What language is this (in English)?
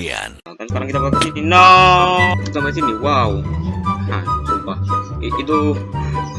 Indonesian